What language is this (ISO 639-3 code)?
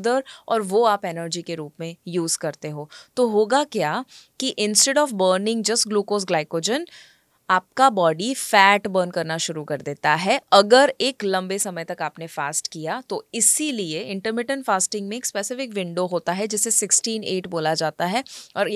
hin